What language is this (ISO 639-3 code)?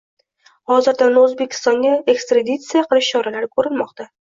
uzb